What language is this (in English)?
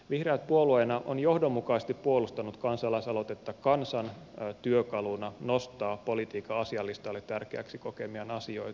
Finnish